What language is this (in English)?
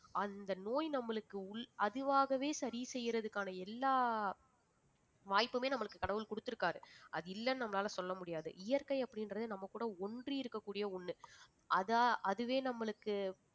Tamil